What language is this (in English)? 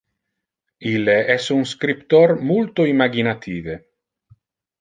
Interlingua